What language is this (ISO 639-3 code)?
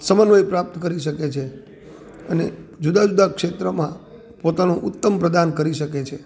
guj